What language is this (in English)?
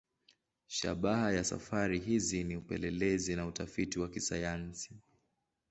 Swahili